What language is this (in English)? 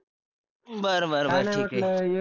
Marathi